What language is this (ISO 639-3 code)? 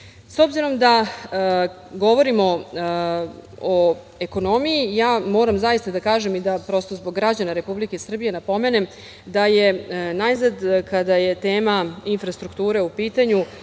srp